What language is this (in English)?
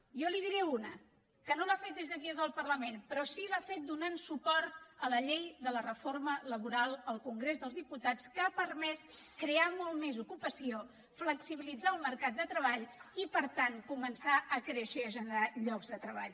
Catalan